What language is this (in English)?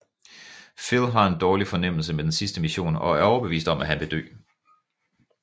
Danish